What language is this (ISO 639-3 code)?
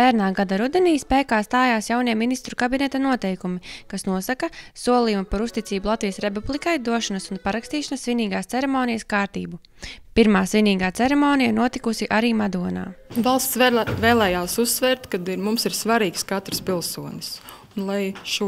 lav